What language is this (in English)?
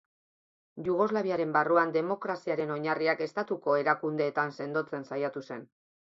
Basque